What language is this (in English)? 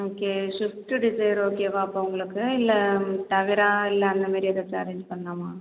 Tamil